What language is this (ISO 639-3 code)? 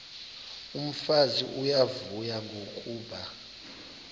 xho